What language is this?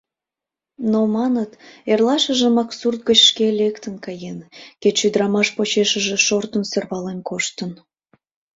Mari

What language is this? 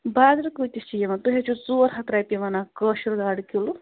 Kashmiri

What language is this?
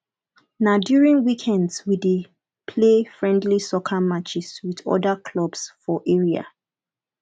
Nigerian Pidgin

